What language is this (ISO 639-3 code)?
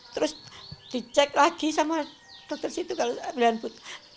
ind